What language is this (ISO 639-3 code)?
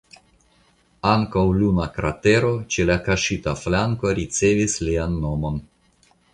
epo